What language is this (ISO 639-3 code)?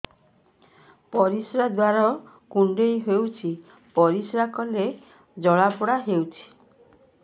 ori